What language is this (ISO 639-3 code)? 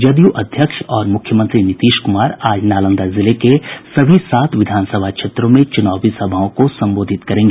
hin